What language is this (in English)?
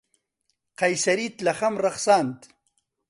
Central Kurdish